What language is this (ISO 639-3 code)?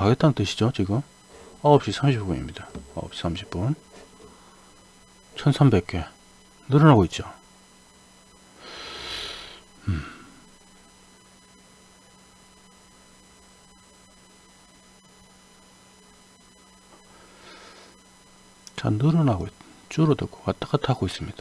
kor